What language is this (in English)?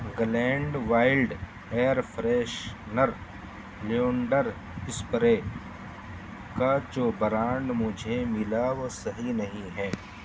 Urdu